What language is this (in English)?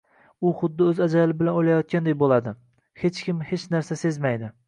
Uzbek